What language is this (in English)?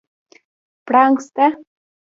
Pashto